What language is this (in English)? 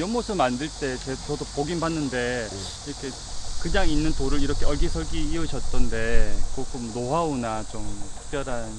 Korean